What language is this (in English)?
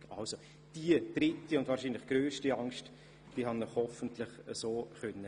Swiss German